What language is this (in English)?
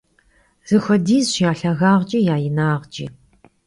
Kabardian